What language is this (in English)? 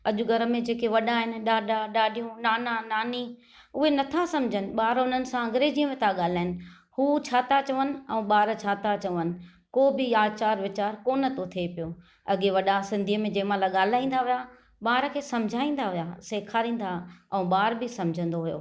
Sindhi